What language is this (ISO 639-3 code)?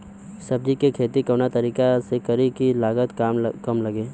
bho